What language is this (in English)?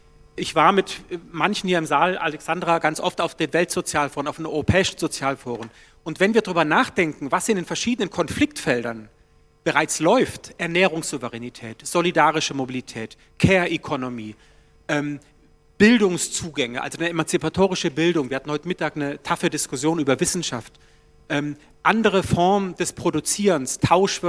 German